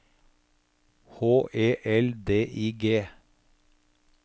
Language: Norwegian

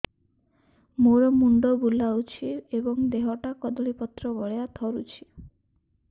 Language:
Odia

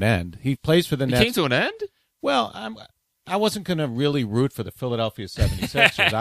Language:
English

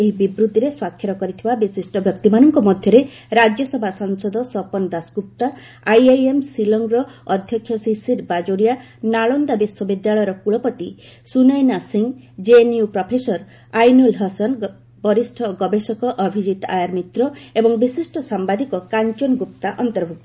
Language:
Odia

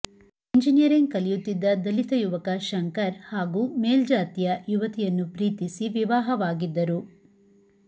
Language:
Kannada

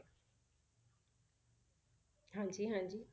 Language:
Punjabi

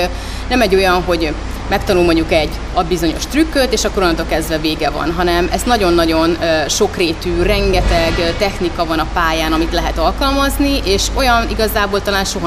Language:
Hungarian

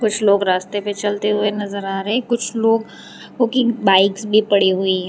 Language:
Hindi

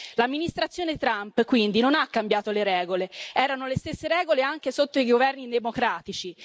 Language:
Italian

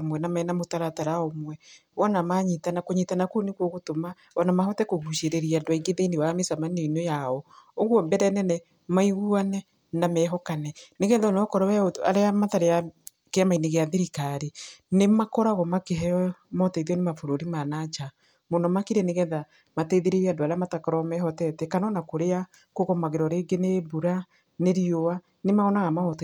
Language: Kikuyu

